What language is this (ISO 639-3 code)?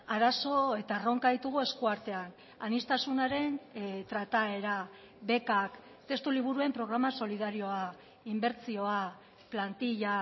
eus